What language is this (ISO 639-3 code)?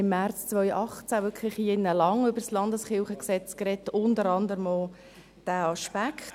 gsw